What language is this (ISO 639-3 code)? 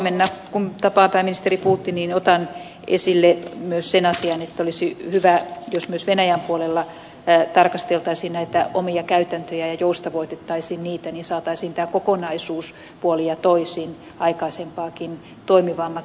fin